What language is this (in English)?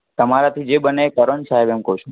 Gujarati